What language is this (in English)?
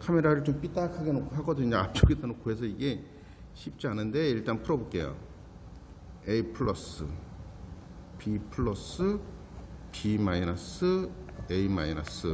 Korean